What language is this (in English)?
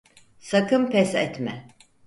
Turkish